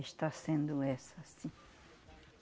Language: Portuguese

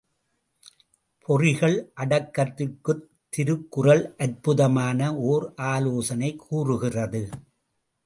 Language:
Tamil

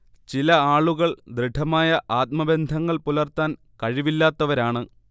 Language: Malayalam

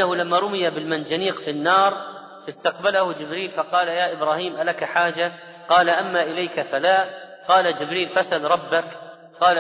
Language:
Arabic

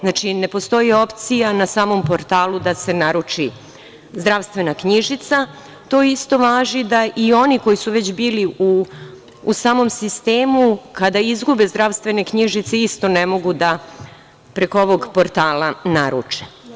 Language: Serbian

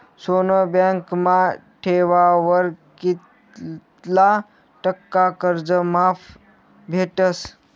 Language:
Marathi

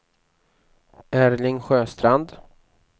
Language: Swedish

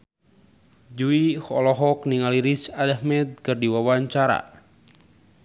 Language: Sundanese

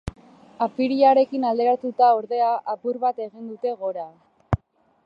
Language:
Basque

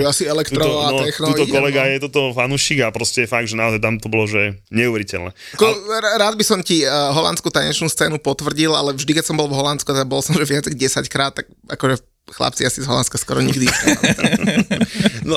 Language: Slovak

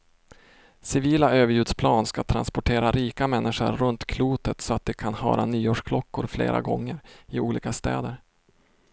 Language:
Swedish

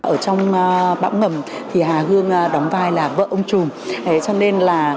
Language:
Vietnamese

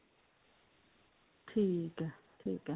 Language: Punjabi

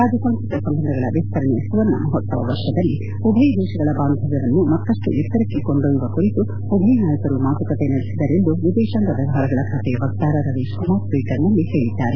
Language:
Kannada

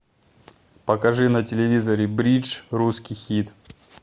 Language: Russian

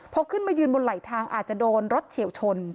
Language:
Thai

